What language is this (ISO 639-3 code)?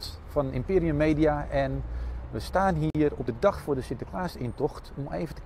nld